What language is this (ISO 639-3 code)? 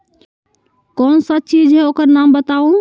mag